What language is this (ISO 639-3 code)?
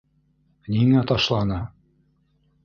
bak